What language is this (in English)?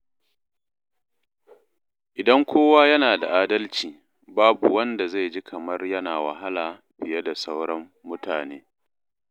Hausa